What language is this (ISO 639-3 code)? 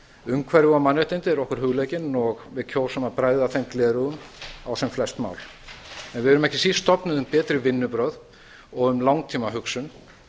isl